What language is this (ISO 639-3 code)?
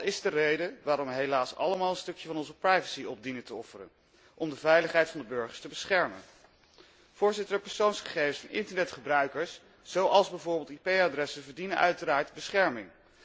nld